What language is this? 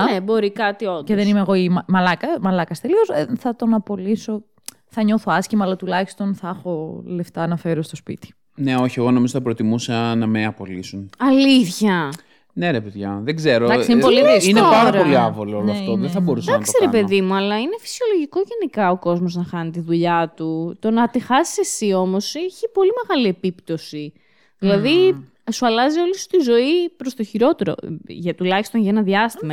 Greek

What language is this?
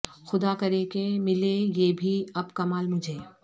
Urdu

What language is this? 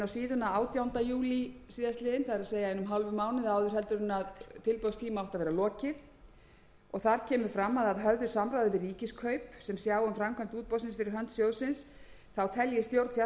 Icelandic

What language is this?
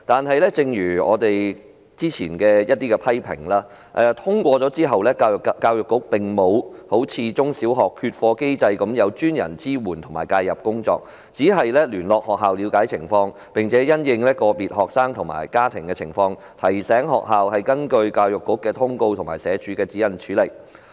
Cantonese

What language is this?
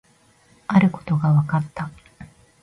Japanese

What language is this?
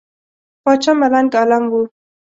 Pashto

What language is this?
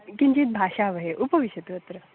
Sanskrit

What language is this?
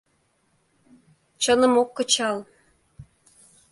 Mari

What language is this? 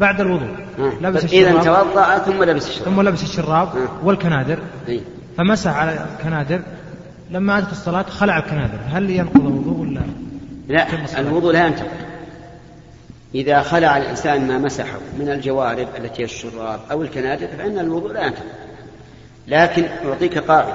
Arabic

